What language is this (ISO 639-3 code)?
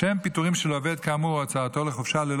heb